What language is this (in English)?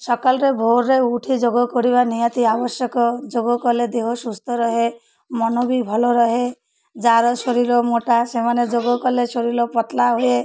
Odia